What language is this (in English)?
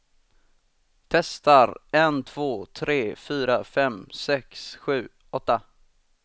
Swedish